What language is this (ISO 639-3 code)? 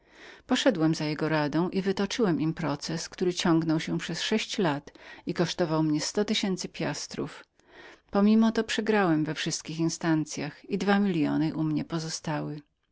pol